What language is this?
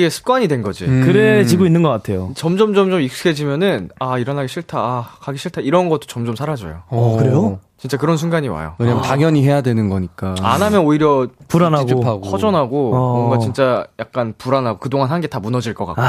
Korean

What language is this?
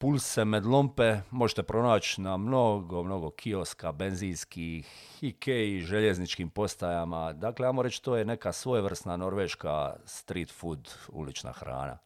Croatian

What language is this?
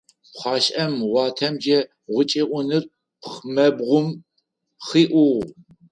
Adyghe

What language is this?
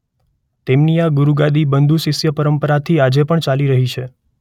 Gujarati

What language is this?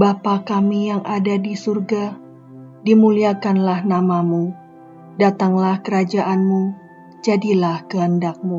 Indonesian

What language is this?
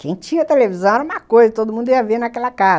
Portuguese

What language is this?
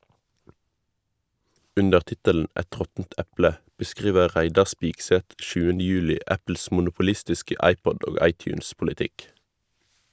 Norwegian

